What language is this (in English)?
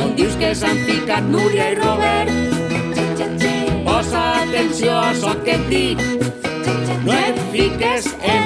Catalan